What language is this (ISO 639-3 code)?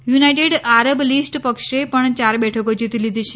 guj